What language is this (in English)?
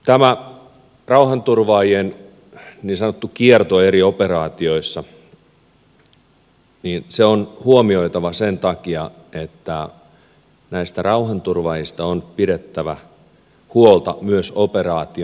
Finnish